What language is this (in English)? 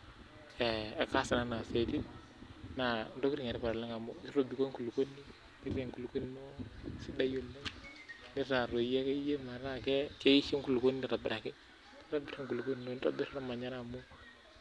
Masai